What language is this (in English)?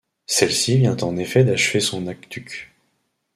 French